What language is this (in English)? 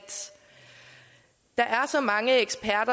Danish